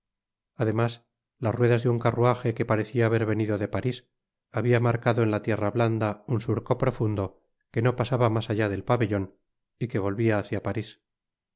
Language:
Spanish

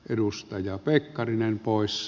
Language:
Finnish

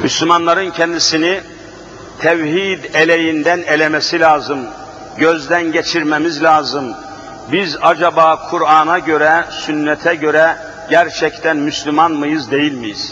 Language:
Turkish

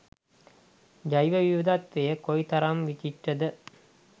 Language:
Sinhala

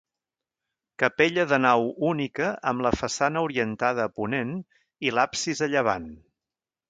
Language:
Catalan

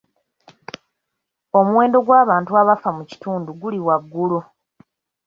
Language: Ganda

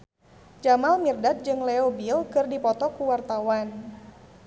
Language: Sundanese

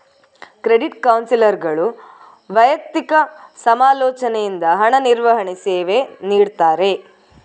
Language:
Kannada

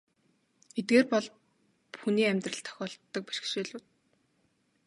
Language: Mongolian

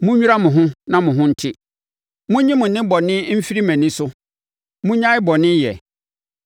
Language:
Akan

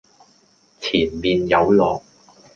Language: Cantonese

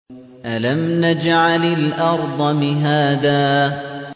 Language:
Arabic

